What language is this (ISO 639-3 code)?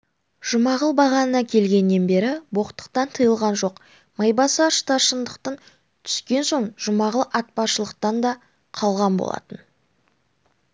kaz